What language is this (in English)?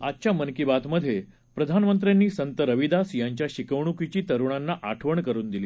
Marathi